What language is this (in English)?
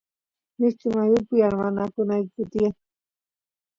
Santiago del Estero Quichua